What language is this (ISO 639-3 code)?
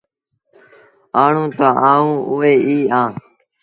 sbn